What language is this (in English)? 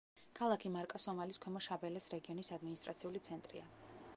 Georgian